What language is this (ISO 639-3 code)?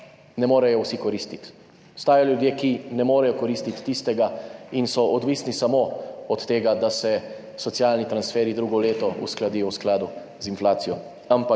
slv